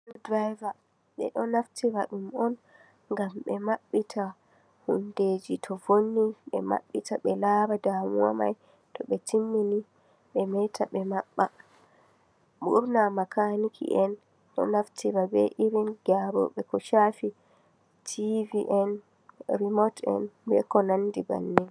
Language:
Fula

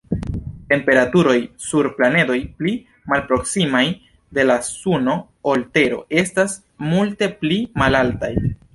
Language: Esperanto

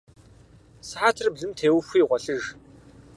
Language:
Kabardian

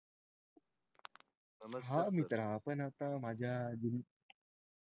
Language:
Marathi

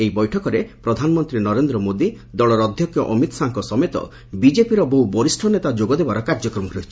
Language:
Odia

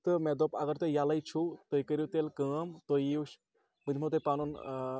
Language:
Kashmiri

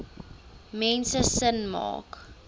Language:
Afrikaans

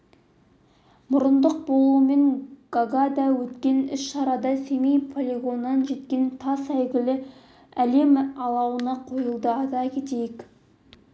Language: Kazakh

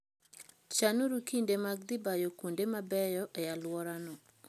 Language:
Luo (Kenya and Tanzania)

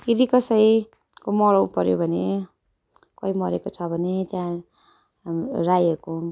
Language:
Nepali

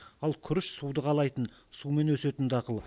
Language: Kazakh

